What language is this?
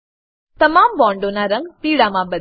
Gujarati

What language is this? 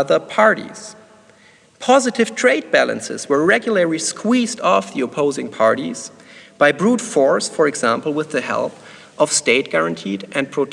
English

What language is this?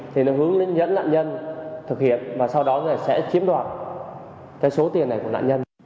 Vietnamese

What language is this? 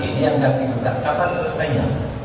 Indonesian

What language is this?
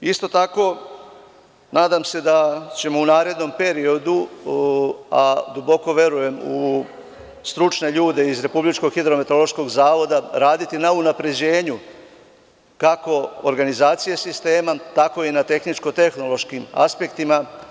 Serbian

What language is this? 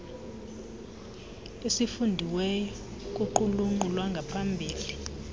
Xhosa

